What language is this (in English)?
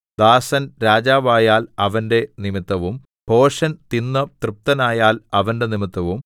Malayalam